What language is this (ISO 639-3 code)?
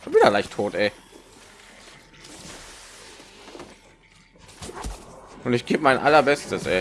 deu